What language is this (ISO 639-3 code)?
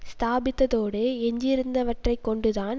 tam